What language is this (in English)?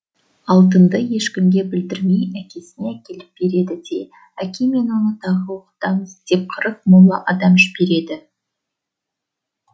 Kazakh